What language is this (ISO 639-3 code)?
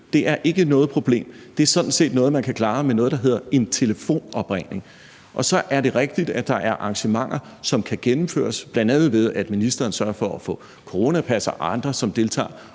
dan